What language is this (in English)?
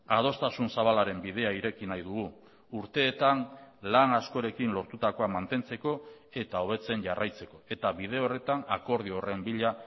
Basque